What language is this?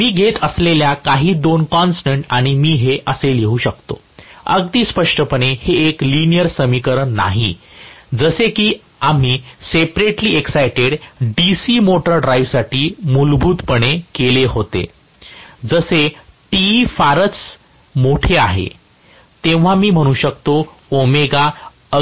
Marathi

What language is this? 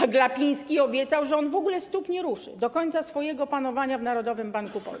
Polish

